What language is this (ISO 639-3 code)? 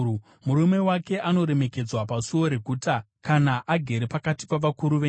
sna